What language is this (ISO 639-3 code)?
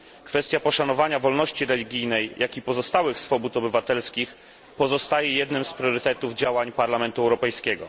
pol